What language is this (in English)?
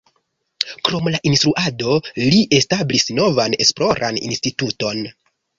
Esperanto